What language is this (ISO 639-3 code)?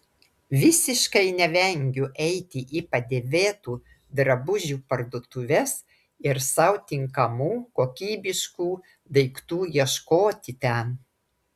lit